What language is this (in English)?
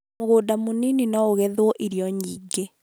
Kikuyu